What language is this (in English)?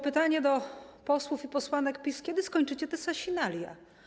Polish